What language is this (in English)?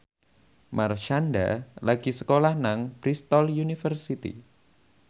Javanese